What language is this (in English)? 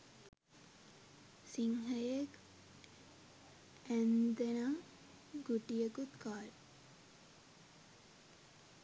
Sinhala